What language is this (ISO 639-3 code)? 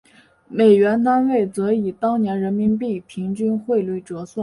zho